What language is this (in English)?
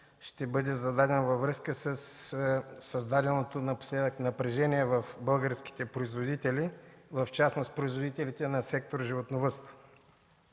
Bulgarian